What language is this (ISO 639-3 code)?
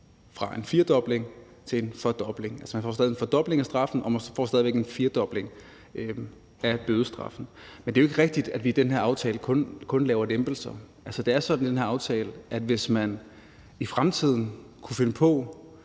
dan